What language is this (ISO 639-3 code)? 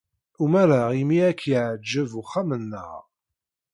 kab